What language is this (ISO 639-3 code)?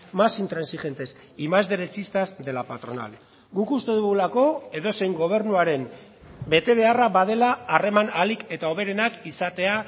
eus